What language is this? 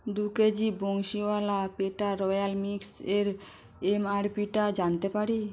Bangla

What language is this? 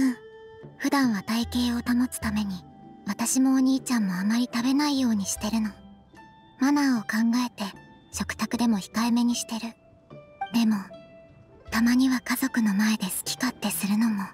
Japanese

